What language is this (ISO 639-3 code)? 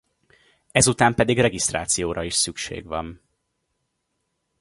hun